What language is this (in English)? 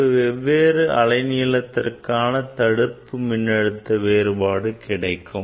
Tamil